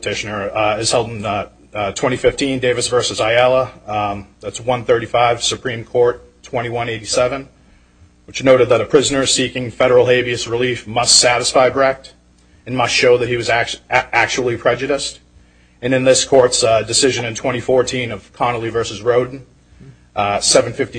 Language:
English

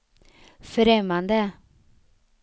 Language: Swedish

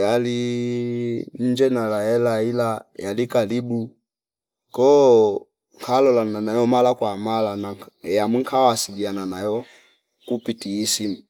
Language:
Fipa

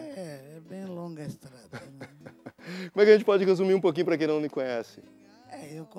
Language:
Portuguese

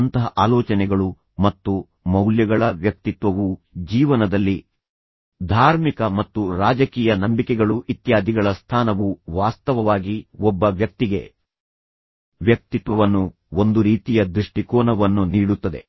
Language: Kannada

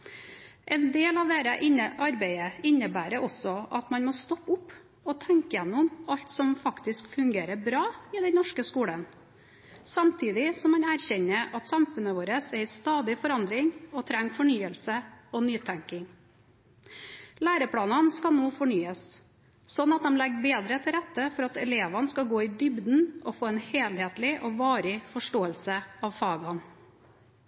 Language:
Norwegian Bokmål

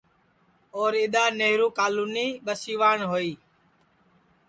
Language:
Sansi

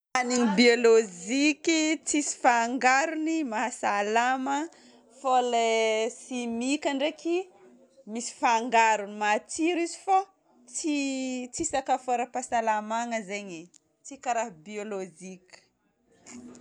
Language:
Northern Betsimisaraka Malagasy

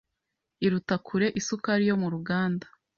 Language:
Kinyarwanda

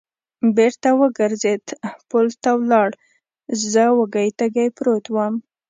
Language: Pashto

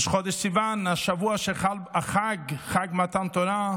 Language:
Hebrew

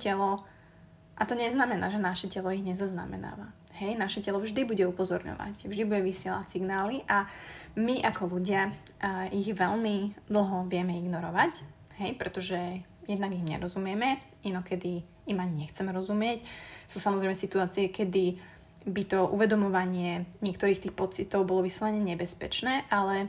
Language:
Slovak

